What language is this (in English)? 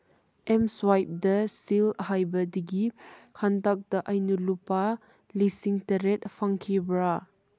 Manipuri